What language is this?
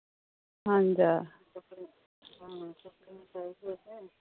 Dogri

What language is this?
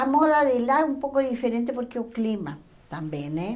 Portuguese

